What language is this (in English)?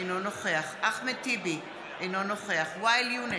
Hebrew